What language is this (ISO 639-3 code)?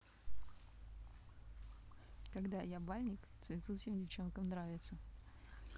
rus